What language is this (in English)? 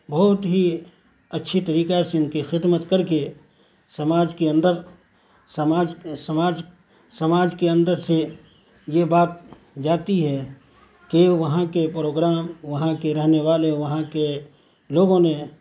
Urdu